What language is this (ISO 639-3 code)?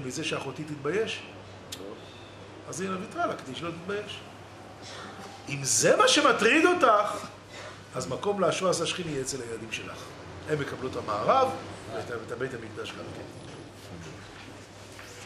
heb